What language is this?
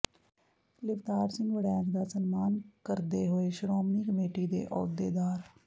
Punjabi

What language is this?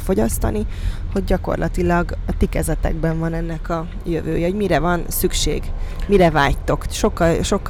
Hungarian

